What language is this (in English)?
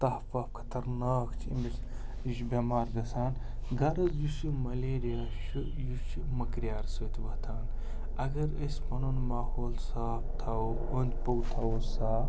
Kashmiri